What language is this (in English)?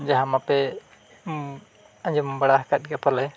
Santali